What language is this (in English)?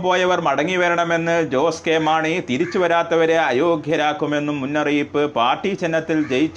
Malayalam